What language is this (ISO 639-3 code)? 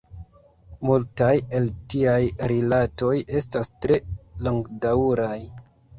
epo